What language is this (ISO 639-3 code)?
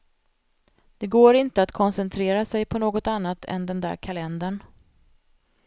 swe